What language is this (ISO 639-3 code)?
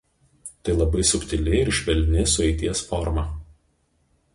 lit